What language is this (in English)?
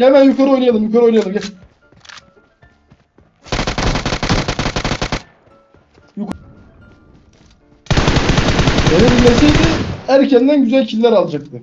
Turkish